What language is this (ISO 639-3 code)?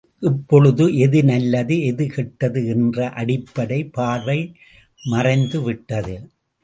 tam